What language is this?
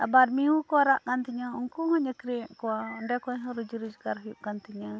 Santali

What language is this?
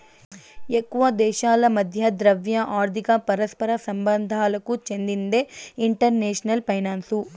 Telugu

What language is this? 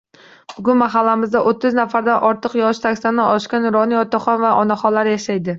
Uzbek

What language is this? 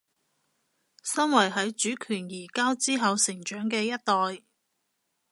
Cantonese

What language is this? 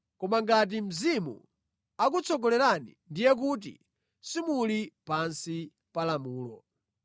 Nyanja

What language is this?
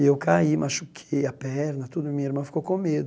Portuguese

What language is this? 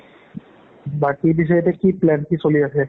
Assamese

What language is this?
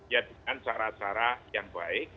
Indonesian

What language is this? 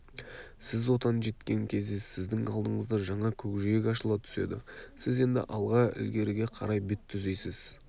Kazakh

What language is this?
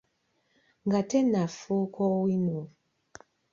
Ganda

